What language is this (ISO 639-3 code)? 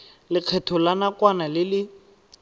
tsn